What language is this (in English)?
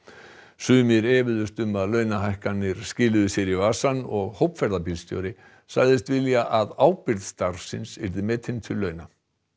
Icelandic